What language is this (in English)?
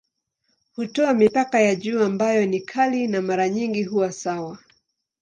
Swahili